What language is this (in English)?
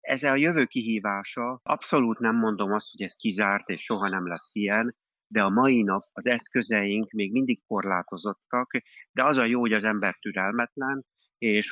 Hungarian